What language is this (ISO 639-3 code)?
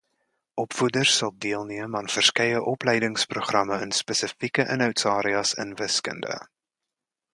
afr